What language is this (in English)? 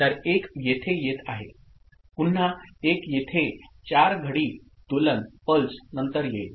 Marathi